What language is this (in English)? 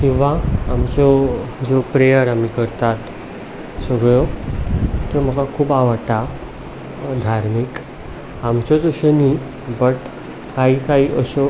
Konkani